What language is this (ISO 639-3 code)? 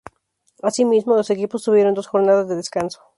spa